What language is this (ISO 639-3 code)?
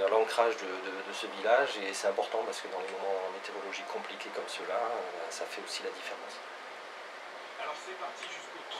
fra